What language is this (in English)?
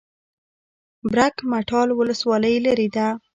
Pashto